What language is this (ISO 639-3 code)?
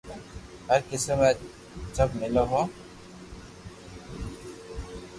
lrk